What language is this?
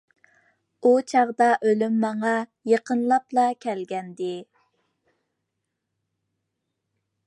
Uyghur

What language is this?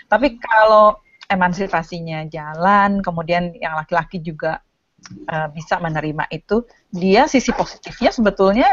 Indonesian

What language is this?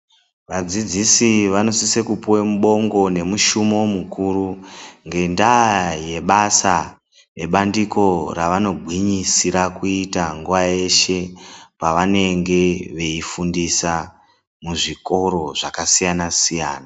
Ndau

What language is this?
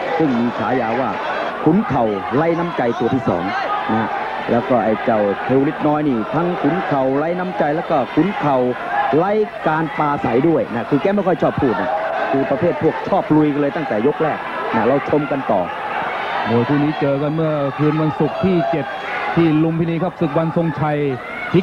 Thai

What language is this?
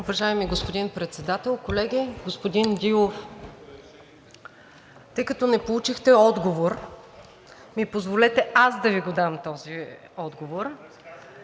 Bulgarian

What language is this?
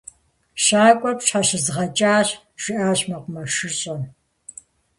Kabardian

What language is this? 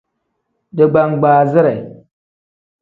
Tem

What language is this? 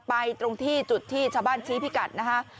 Thai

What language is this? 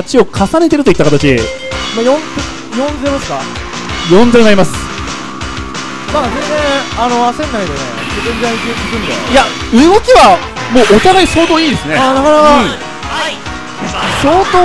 Japanese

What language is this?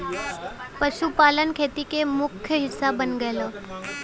Bhojpuri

